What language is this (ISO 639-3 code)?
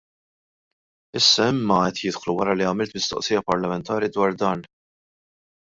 mlt